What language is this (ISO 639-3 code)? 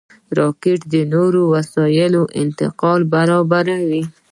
pus